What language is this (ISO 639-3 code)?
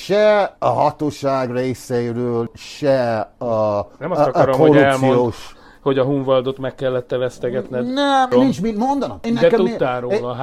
hun